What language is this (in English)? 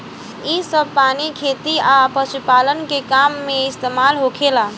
Bhojpuri